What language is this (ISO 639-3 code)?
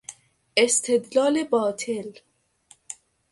fas